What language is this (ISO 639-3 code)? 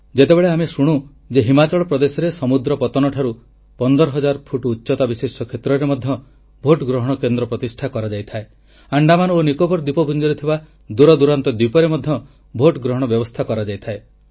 ori